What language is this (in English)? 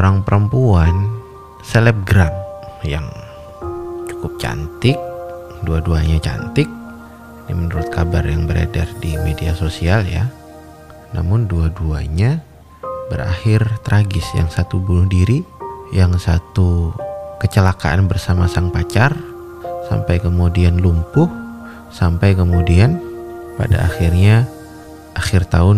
Indonesian